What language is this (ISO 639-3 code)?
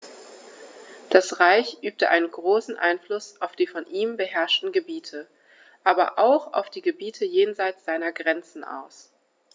deu